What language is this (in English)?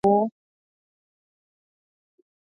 Swahili